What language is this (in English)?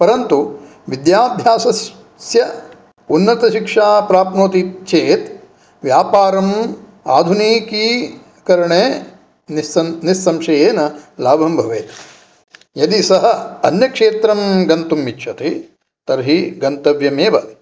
Sanskrit